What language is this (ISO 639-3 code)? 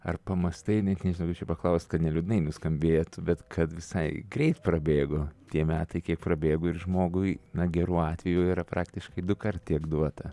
lit